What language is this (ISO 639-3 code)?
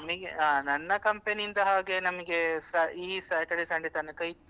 kan